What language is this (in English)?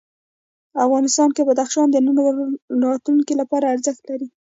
Pashto